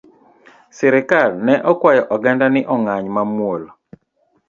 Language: Luo (Kenya and Tanzania)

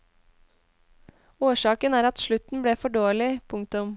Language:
Norwegian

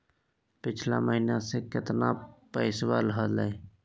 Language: Magahi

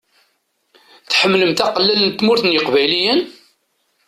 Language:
Kabyle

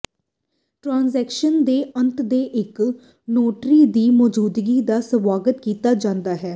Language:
Punjabi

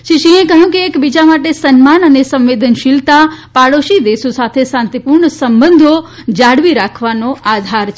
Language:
Gujarati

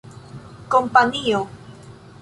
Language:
Esperanto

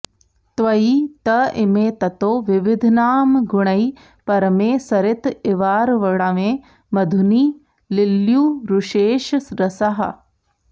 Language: Sanskrit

